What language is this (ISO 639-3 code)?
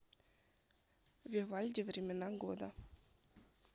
rus